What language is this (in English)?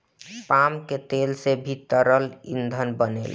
Bhojpuri